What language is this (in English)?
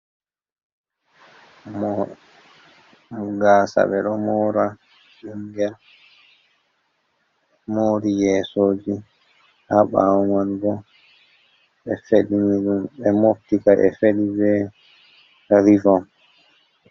Fula